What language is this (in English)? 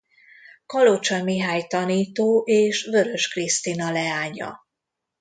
Hungarian